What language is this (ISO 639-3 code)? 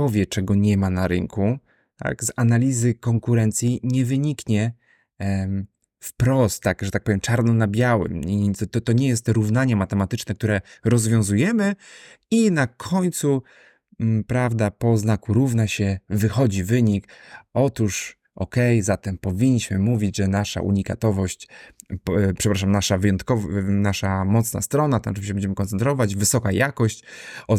pol